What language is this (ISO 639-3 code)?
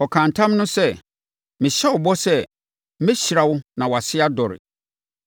aka